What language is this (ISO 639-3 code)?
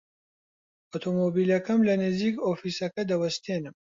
ckb